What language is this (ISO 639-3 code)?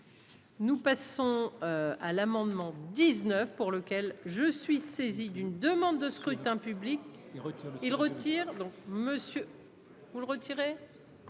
fra